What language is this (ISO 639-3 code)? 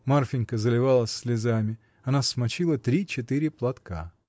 rus